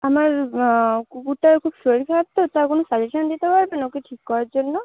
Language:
Bangla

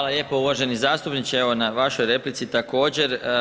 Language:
Croatian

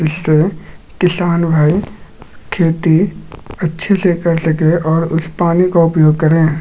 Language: Magahi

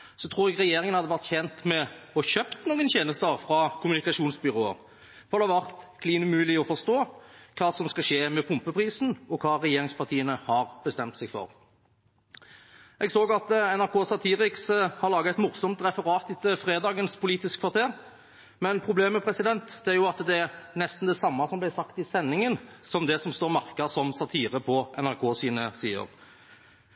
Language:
Norwegian Bokmål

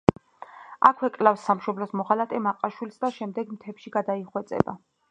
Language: Georgian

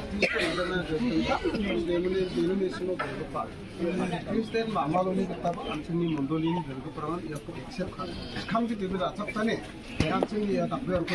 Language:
Arabic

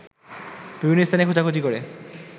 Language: Bangla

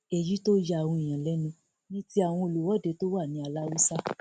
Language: Yoruba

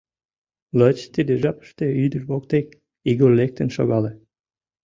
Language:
Mari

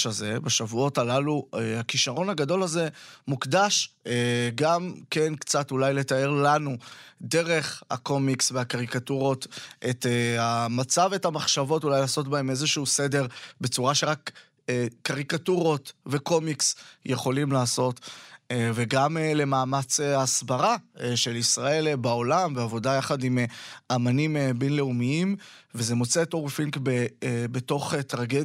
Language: Hebrew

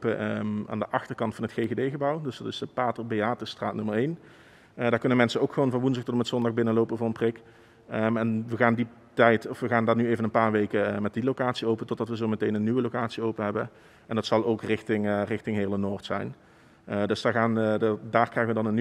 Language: Dutch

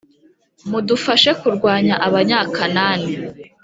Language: Kinyarwanda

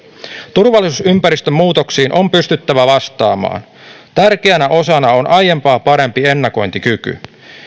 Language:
Finnish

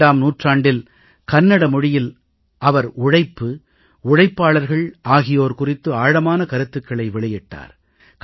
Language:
Tamil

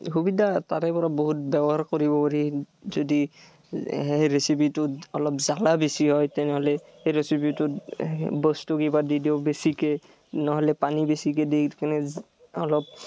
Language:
Assamese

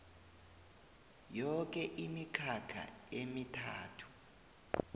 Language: South Ndebele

